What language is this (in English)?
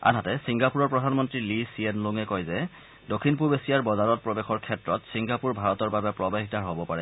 Assamese